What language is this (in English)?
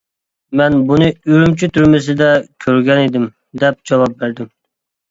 Uyghur